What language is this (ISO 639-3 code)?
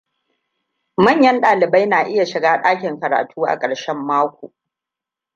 hau